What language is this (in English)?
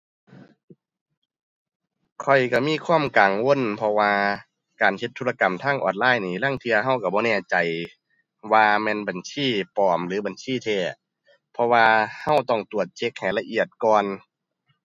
Thai